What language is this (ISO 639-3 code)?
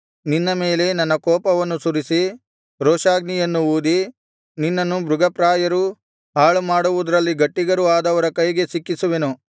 kan